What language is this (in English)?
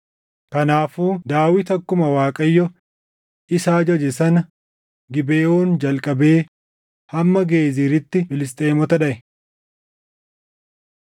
Oromo